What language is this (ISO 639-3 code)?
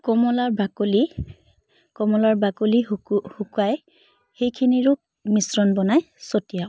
asm